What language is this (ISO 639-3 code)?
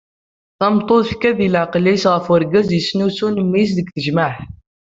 kab